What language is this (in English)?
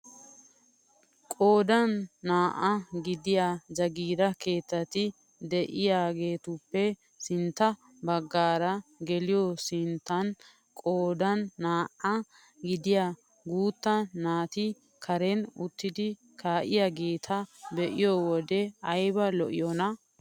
Wolaytta